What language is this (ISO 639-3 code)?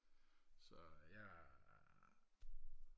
dan